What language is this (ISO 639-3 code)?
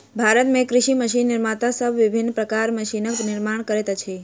mai